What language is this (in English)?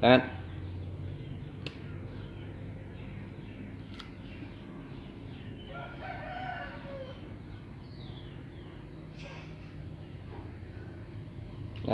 Khmer